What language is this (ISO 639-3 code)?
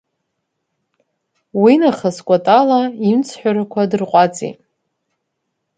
abk